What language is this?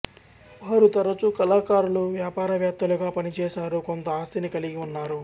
Telugu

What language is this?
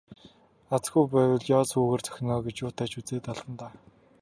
Mongolian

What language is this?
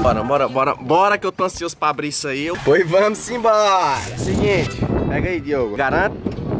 Portuguese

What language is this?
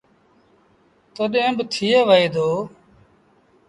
Sindhi Bhil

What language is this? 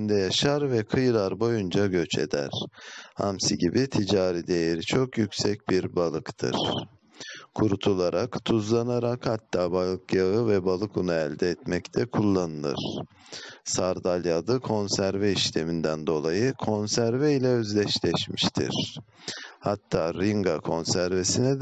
Turkish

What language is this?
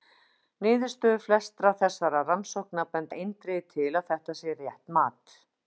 Icelandic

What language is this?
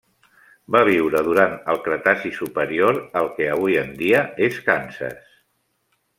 Catalan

